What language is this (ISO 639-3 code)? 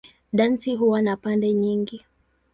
swa